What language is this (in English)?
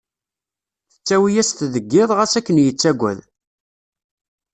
Kabyle